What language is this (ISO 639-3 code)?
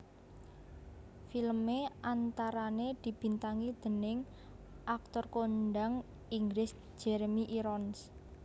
jav